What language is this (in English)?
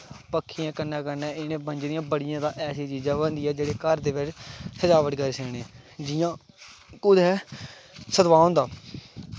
Dogri